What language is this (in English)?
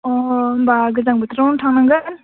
Bodo